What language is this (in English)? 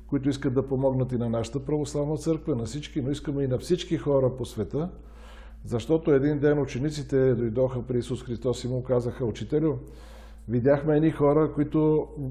Bulgarian